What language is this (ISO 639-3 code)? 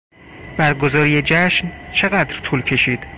fas